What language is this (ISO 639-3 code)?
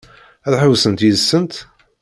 kab